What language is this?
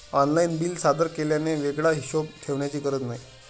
Marathi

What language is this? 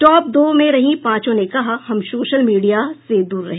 Hindi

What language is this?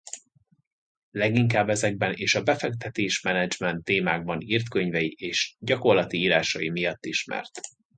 Hungarian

